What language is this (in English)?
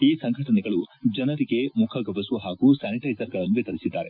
Kannada